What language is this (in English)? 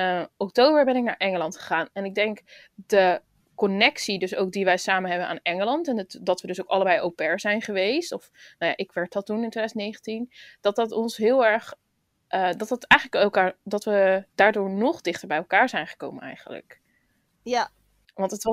Dutch